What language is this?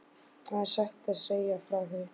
Icelandic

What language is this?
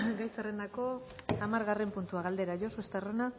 Basque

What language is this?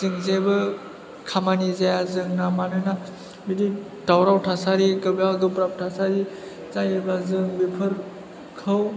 Bodo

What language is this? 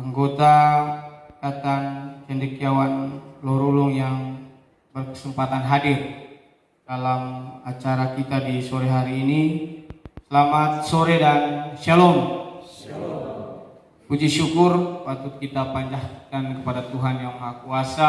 Indonesian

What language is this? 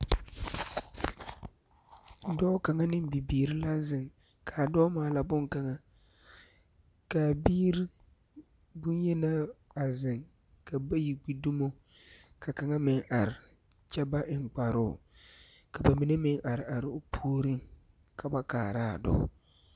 Southern Dagaare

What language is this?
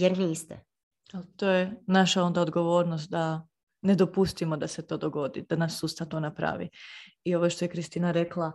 Croatian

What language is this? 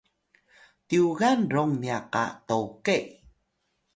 Atayal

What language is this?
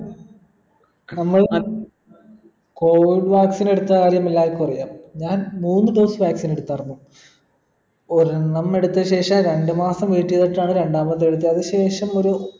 Malayalam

